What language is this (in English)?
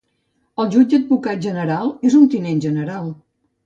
Catalan